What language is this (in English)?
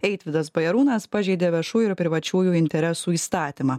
Lithuanian